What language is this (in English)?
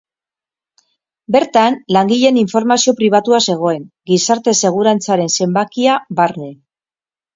Basque